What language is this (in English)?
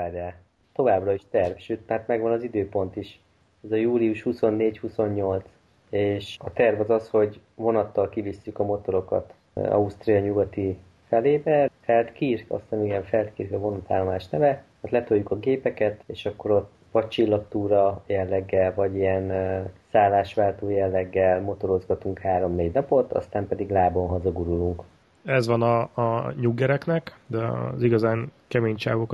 Hungarian